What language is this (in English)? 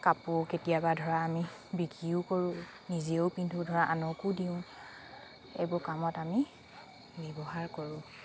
Assamese